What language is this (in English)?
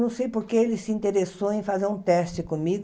Portuguese